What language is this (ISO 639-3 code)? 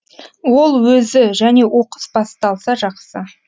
kaz